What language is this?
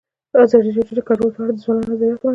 Pashto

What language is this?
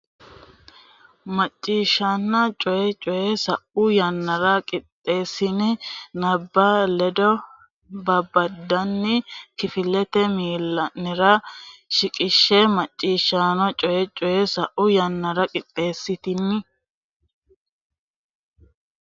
Sidamo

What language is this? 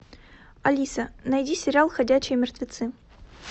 Russian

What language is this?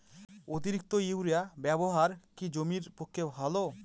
Bangla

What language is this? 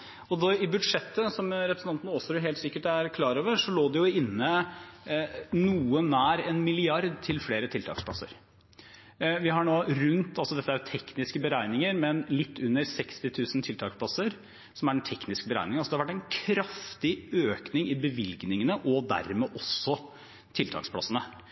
Norwegian Bokmål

